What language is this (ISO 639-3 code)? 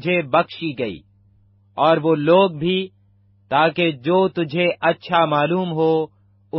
urd